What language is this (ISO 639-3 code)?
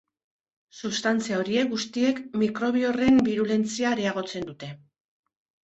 eus